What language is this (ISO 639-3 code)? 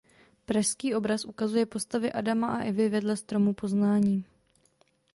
ces